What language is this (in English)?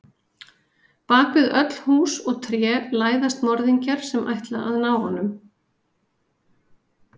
Icelandic